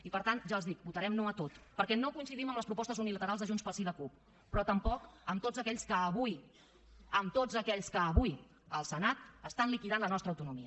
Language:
Catalan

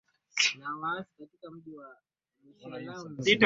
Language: Swahili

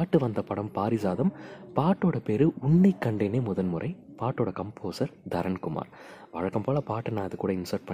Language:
Tamil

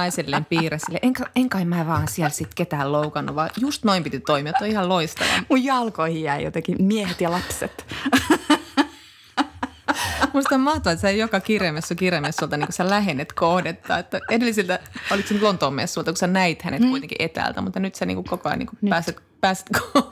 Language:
Finnish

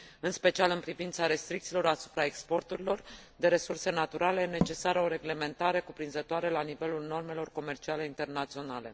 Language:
Romanian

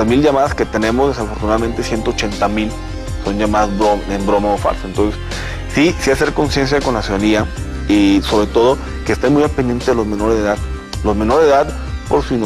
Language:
Spanish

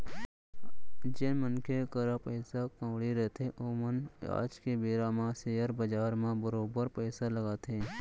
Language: Chhattisgarhi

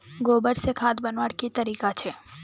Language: Magahi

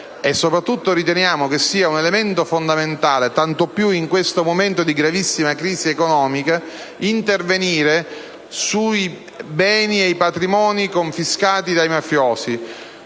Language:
Italian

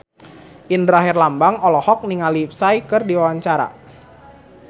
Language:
Sundanese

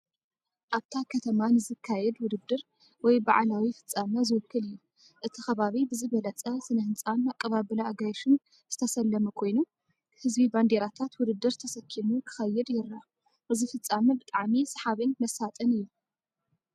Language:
Tigrinya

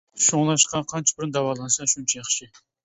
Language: Uyghur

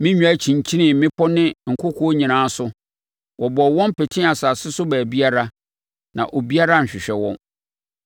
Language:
Akan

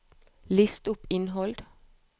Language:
Norwegian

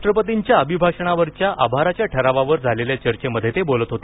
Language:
Marathi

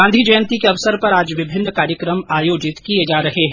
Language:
Hindi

